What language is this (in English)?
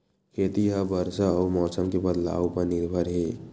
Chhattisgarhi